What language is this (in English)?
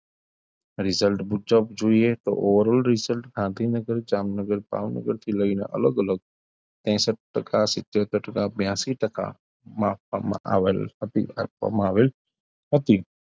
Gujarati